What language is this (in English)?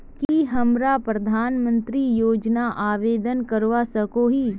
Magahi